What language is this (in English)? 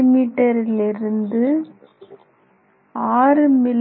Tamil